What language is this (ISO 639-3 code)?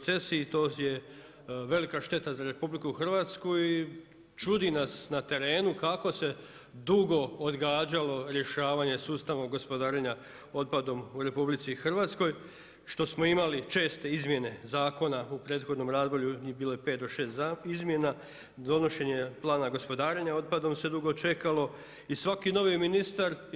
hrv